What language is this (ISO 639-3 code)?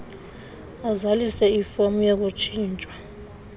xho